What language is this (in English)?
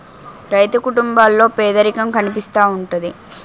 Telugu